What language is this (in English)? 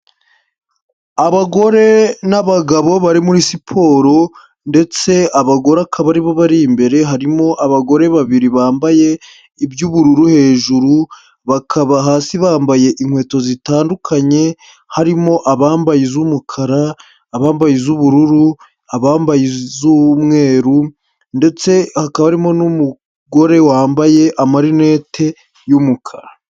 Kinyarwanda